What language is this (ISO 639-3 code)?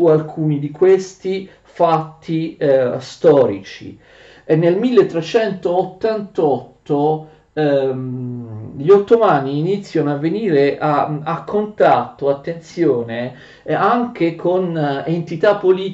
ita